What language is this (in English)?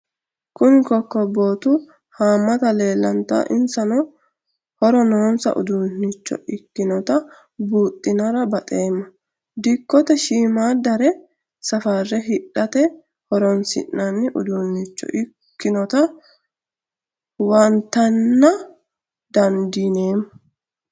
Sidamo